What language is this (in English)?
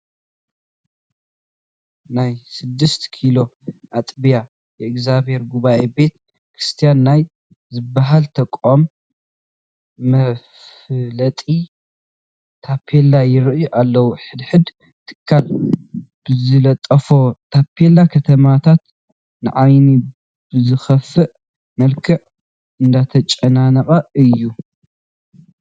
Tigrinya